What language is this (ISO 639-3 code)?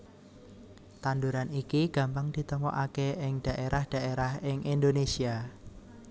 jav